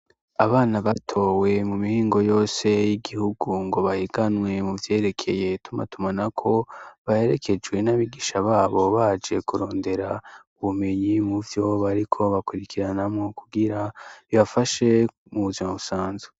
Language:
Rundi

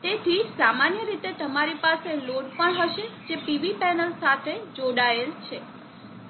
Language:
Gujarati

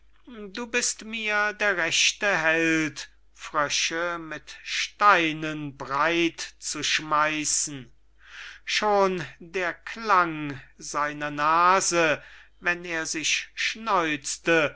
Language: German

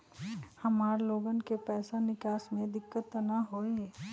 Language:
Magahi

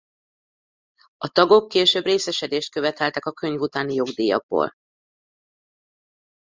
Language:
Hungarian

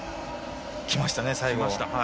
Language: Japanese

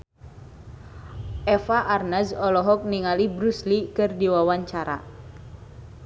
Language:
Sundanese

